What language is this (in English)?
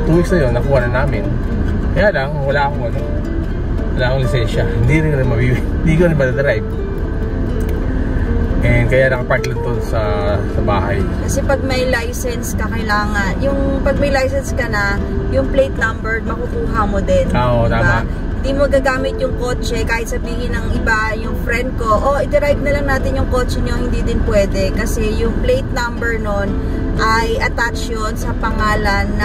Filipino